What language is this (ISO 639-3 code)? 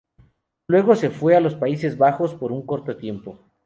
spa